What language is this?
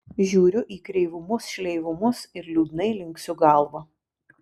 Lithuanian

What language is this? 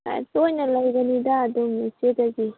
Manipuri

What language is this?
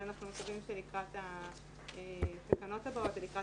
Hebrew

